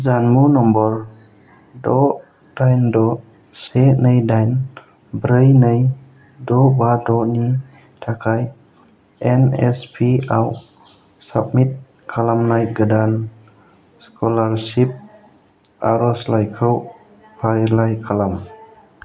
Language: Bodo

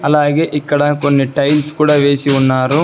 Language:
Telugu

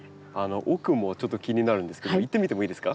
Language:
Japanese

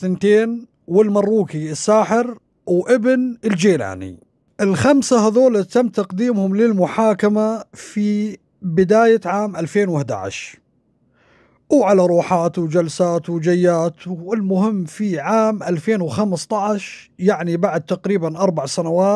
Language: Arabic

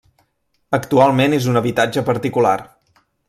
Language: Catalan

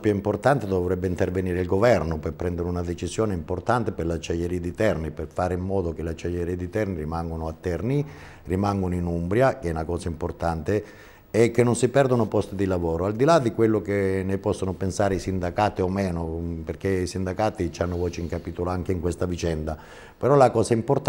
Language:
Italian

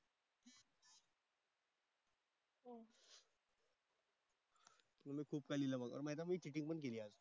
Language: Marathi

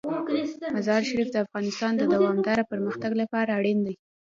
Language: Pashto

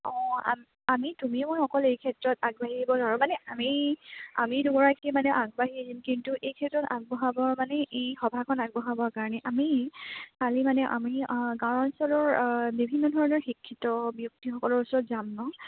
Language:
Assamese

